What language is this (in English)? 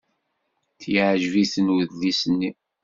Kabyle